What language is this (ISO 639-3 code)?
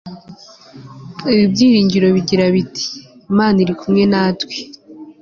kin